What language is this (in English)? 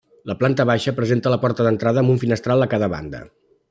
Catalan